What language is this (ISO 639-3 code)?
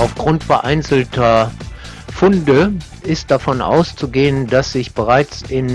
deu